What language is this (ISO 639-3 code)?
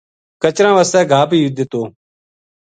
gju